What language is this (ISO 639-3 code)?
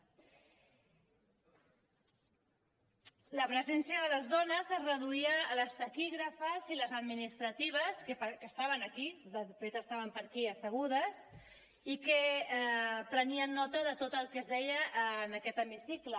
cat